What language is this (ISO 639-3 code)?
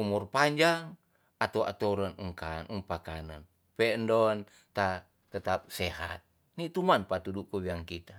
txs